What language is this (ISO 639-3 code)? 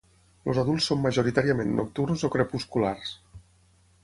cat